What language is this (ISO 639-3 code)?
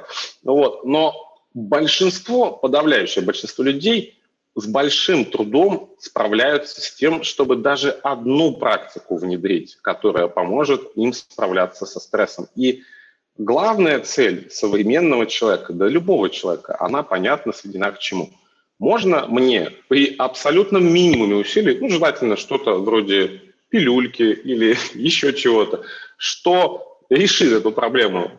rus